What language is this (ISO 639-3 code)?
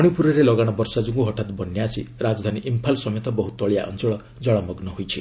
ori